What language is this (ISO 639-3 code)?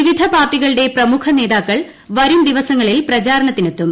mal